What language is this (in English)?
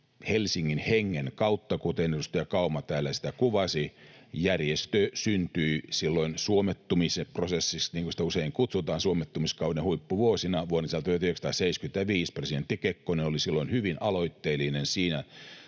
Finnish